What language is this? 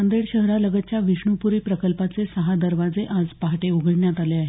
Marathi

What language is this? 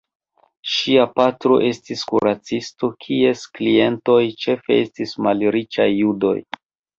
Esperanto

